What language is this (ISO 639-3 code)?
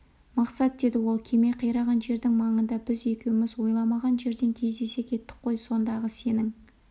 kaz